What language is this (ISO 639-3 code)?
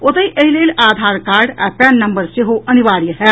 mai